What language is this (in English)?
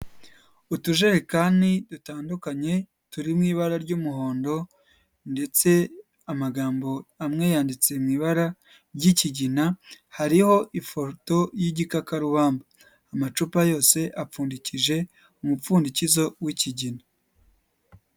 Kinyarwanda